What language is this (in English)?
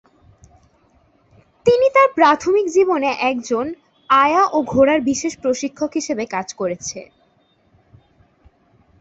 Bangla